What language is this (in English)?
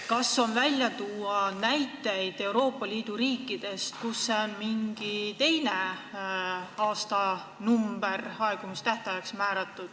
Estonian